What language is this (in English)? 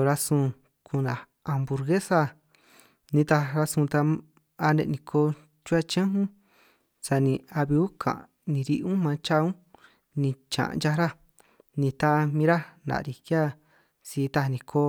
San Martín Itunyoso Triqui